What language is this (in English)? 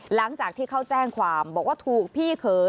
Thai